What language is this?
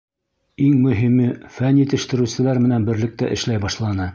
Bashkir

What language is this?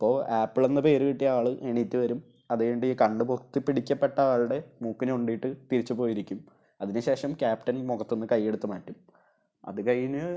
Malayalam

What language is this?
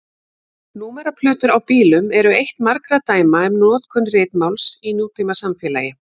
Icelandic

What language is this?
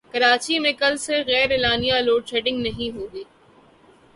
Urdu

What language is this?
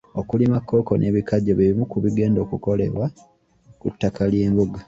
Ganda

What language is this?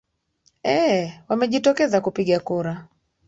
Swahili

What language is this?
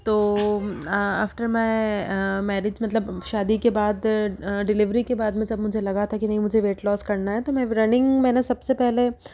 Hindi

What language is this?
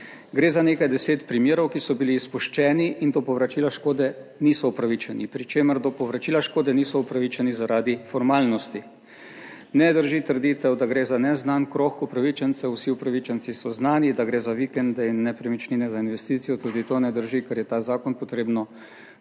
Slovenian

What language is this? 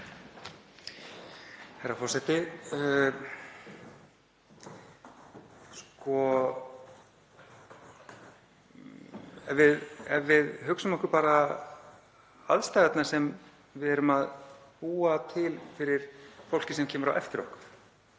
Icelandic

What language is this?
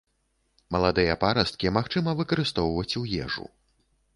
Belarusian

